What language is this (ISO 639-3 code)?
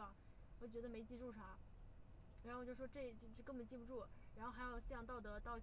zho